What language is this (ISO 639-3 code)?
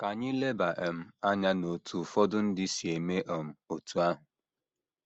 ibo